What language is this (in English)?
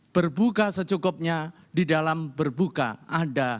Indonesian